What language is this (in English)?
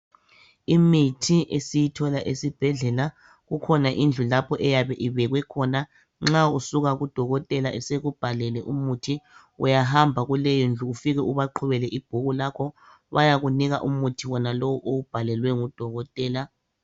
North Ndebele